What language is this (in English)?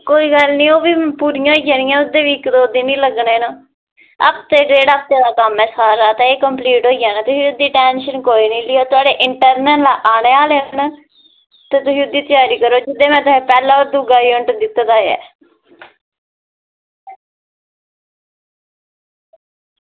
Dogri